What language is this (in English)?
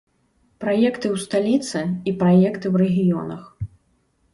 Belarusian